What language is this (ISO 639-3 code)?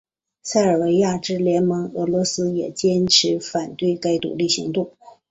zho